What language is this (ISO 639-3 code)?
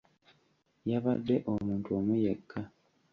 lug